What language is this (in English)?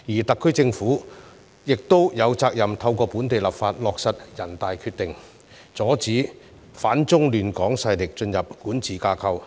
Cantonese